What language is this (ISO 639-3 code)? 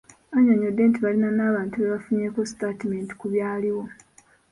lug